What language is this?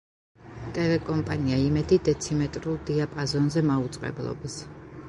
Georgian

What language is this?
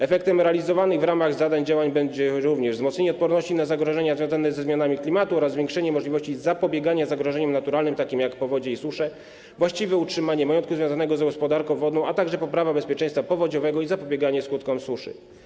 Polish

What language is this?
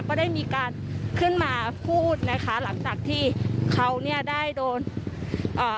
Thai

